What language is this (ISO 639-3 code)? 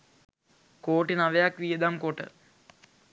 sin